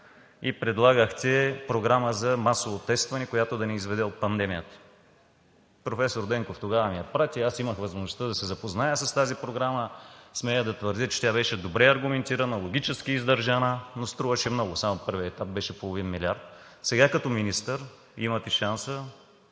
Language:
Bulgarian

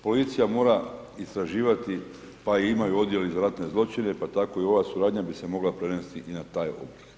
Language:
Croatian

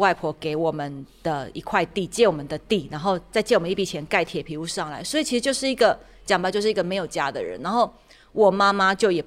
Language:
Chinese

